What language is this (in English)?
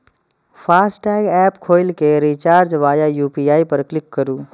Maithili